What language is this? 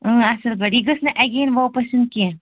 Kashmiri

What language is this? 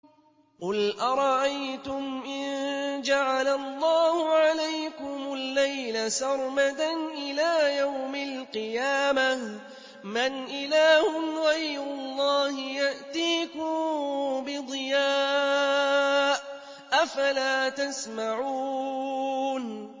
Arabic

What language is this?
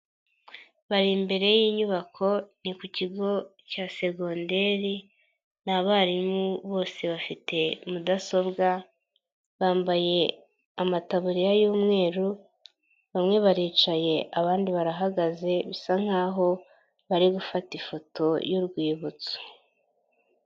Kinyarwanda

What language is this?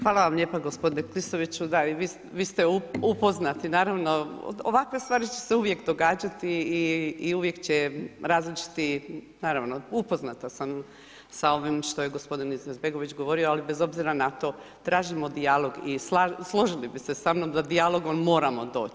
Croatian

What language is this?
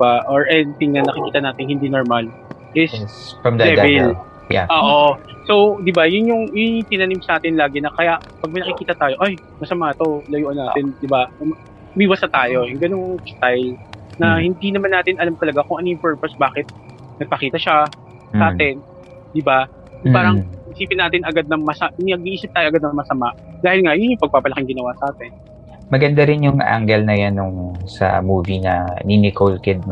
Filipino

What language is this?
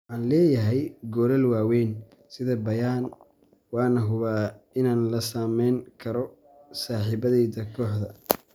Somali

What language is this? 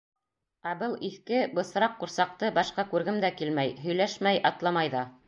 Bashkir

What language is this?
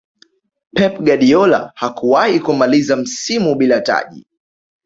Swahili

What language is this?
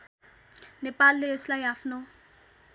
Nepali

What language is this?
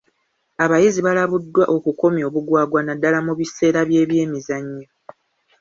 Ganda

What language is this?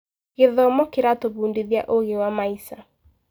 Kikuyu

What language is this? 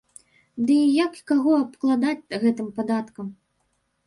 Belarusian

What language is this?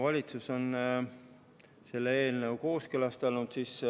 Estonian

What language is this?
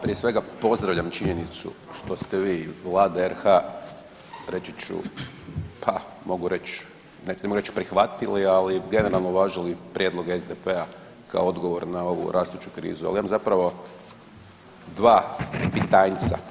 Croatian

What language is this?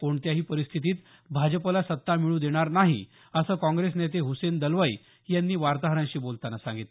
Marathi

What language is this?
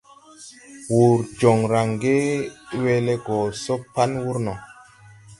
Tupuri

